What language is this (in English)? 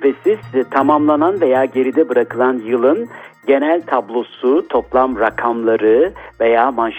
Turkish